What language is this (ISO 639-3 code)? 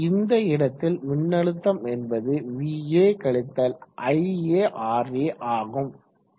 tam